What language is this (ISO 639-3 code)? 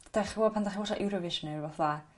cym